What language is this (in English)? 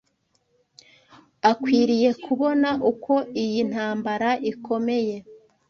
Kinyarwanda